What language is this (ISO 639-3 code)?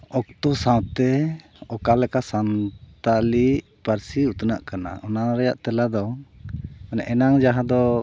sat